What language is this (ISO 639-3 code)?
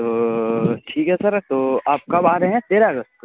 urd